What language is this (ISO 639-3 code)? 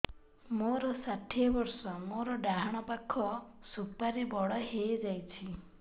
ori